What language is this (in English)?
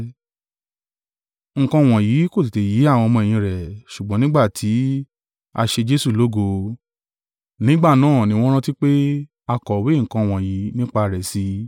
Yoruba